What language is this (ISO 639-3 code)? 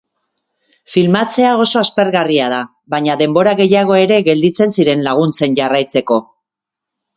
eus